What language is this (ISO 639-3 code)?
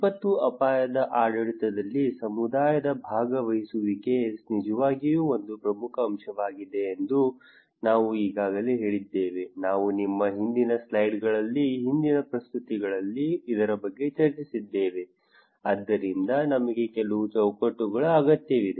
kan